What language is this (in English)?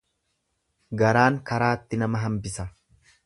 Oromo